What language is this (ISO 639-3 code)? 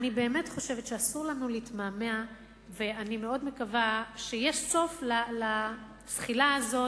heb